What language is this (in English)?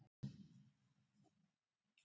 Icelandic